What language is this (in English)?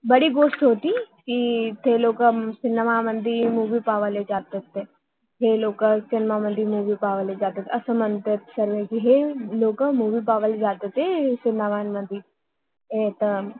Marathi